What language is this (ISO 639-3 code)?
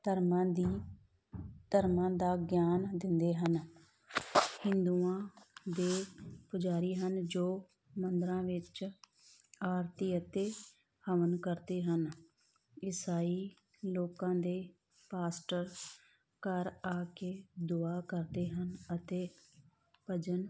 pan